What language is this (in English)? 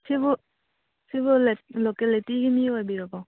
Manipuri